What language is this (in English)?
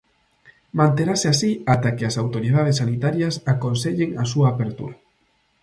Galician